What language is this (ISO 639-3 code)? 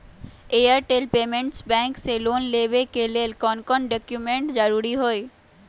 mag